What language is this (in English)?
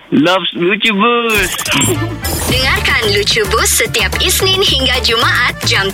Malay